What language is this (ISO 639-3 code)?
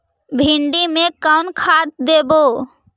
mag